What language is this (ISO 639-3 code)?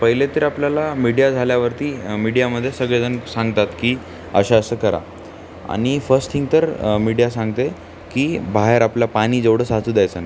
mar